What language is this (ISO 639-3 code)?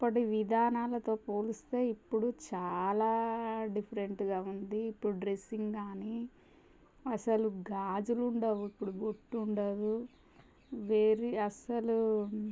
tel